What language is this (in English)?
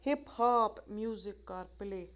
Kashmiri